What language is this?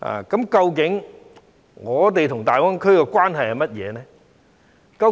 Cantonese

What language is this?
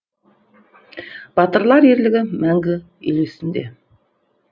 Kazakh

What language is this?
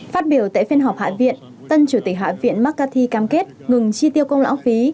Vietnamese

